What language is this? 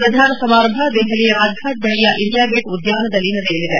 Kannada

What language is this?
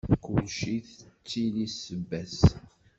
Kabyle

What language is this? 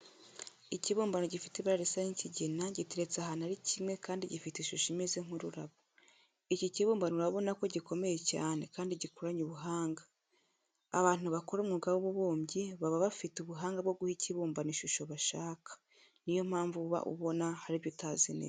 Kinyarwanda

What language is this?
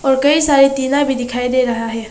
Hindi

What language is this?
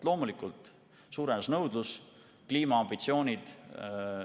Estonian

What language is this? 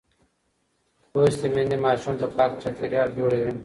Pashto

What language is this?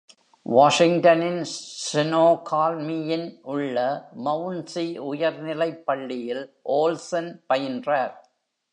Tamil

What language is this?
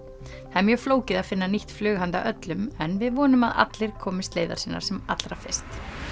Icelandic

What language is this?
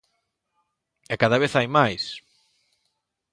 Galician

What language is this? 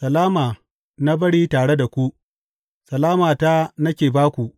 Hausa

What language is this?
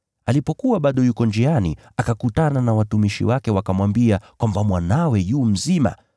Swahili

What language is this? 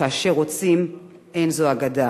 Hebrew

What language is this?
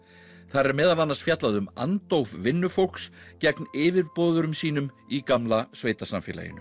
Icelandic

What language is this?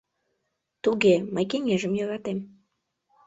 Mari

